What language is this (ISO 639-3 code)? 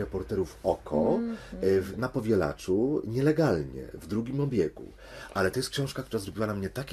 pol